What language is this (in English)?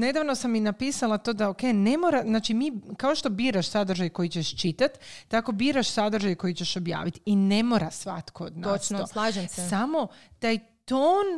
Croatian